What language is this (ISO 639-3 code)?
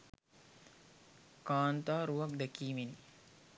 sin